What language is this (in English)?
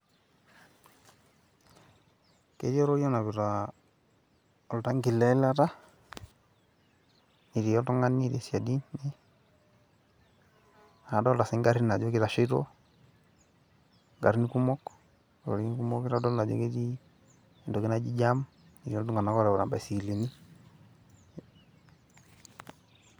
Masai